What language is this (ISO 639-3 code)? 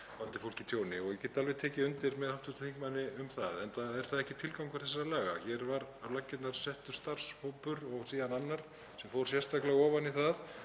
isl